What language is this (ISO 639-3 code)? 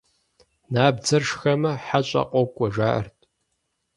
kbd